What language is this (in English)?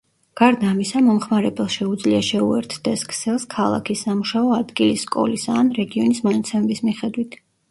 Georgian